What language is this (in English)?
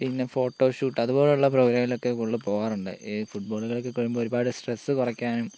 Malayalam